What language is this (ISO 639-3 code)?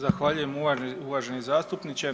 hrv